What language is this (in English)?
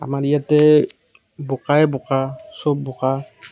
Assamese